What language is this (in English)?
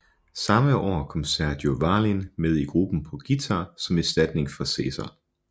Danish